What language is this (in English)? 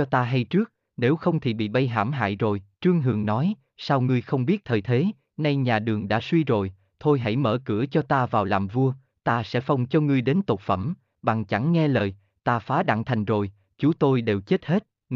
Vietnamese